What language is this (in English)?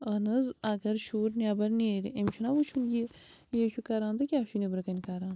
Kashmiri